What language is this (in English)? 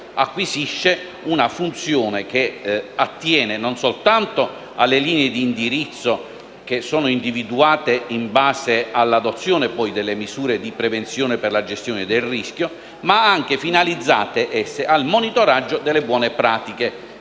Italian